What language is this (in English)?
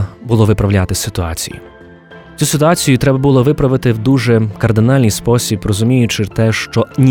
Ukrainian